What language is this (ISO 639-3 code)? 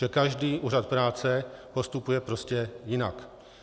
ces